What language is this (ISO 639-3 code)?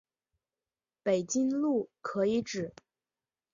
zho